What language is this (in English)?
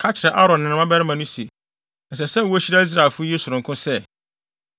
Akan